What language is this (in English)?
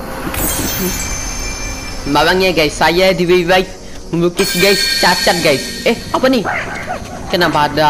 Indonesian